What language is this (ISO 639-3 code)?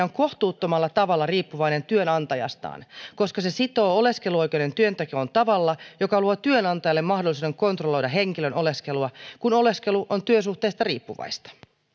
fin